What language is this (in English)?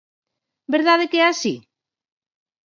Galician